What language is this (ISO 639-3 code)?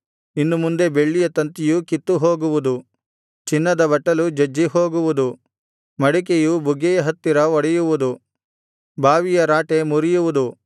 kan